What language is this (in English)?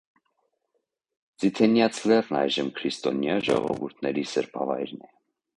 Armenian